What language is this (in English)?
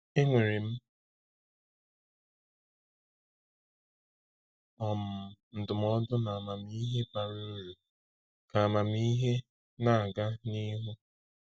Igbo